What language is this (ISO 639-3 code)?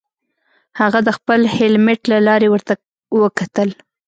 pus